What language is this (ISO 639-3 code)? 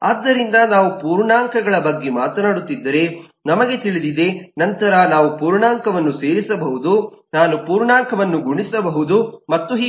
kan